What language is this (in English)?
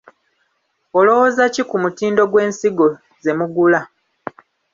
Ganda